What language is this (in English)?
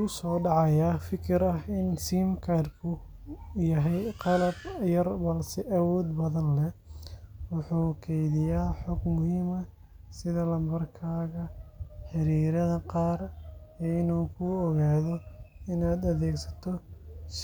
Somali